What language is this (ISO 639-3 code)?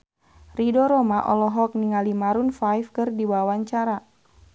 sun